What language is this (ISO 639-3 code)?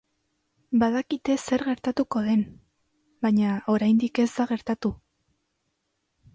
eus